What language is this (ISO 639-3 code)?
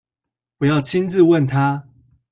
zho